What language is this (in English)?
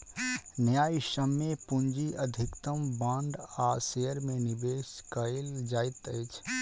Maithili